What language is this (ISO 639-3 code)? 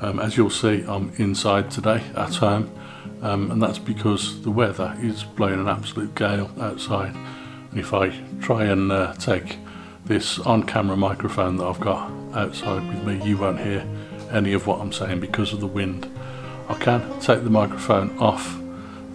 eng